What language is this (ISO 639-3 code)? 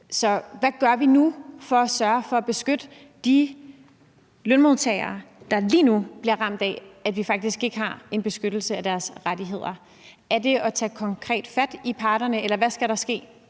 dan